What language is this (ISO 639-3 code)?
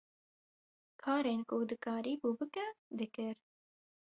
kur